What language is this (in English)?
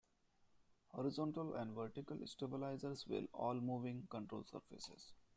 English